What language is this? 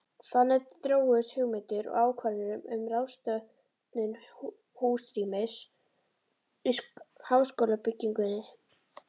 Icelandic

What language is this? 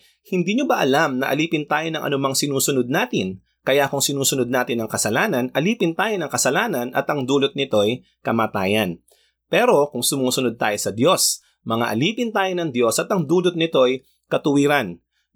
Filipino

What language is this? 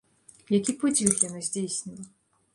Belarusian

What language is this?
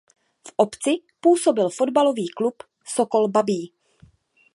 Czech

